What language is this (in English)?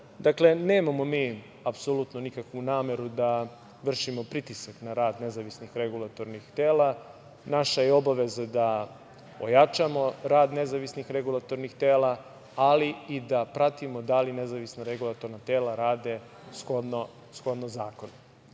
Serbian